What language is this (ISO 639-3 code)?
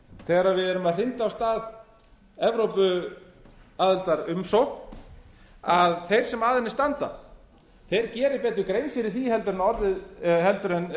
isl